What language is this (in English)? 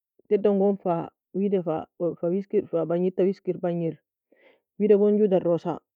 Nobiin